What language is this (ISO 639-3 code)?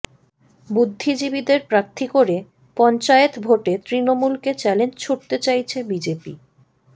ben